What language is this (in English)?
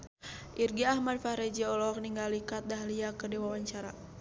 Sundanese